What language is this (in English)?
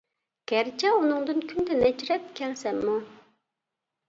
Uyghur